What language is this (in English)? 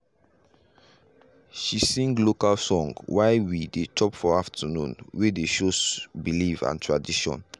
Nigerian Pidgin